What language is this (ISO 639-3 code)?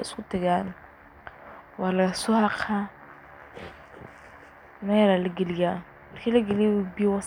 som